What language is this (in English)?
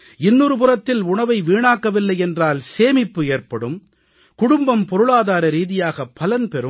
Tamil